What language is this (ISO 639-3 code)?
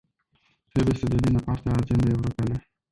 ron